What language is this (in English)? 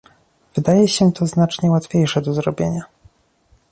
Polish